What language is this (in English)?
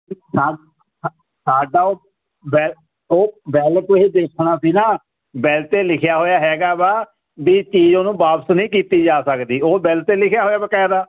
Punjabi